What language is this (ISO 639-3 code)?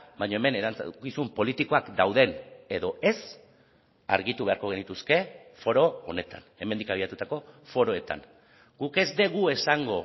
eus